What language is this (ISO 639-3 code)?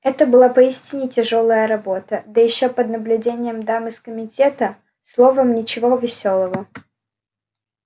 rus